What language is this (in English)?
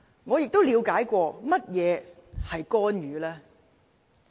Cantonese